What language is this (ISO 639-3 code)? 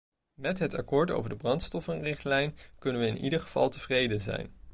nld